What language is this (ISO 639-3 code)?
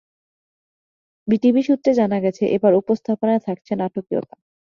ben